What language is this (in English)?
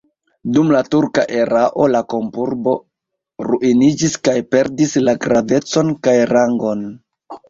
Esperanto